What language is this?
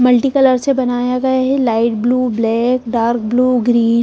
Hindi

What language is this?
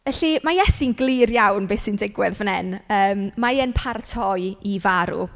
Welsh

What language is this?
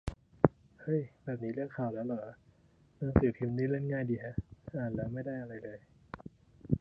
Thai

